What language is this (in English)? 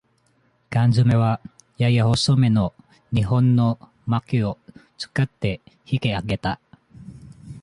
Japanese